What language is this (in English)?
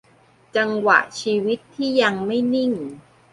Thai